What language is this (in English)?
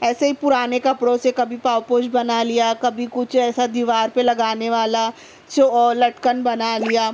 Urdu